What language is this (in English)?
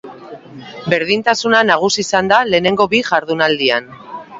Basque